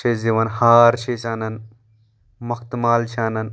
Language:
Kashmiri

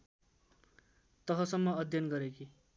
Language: Nepali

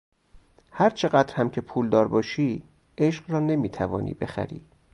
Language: Persian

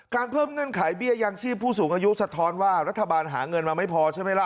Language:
Thai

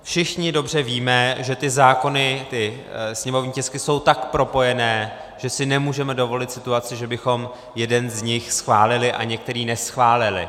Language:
Czech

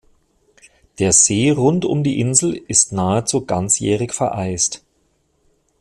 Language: German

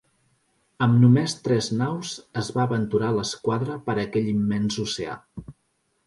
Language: Catalan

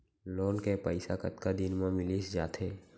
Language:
Chhattisgarhi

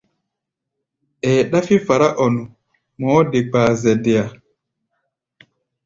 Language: Gbaya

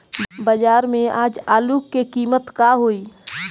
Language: Bhojpuri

